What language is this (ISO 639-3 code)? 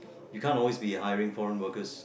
eng